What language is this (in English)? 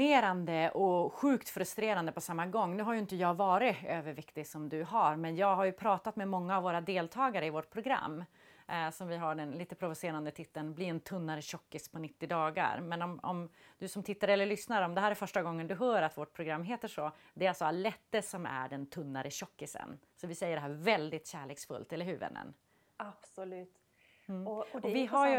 Swedish